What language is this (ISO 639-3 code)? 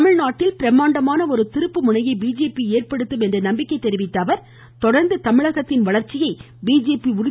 tam